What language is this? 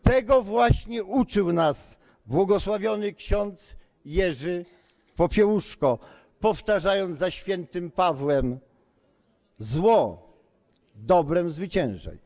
Polish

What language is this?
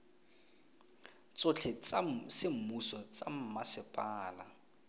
Tswana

